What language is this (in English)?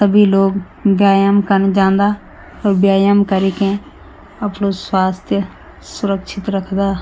Garhwali